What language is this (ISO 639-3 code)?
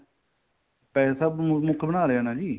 pan